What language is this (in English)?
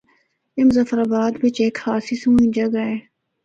Northern Hindko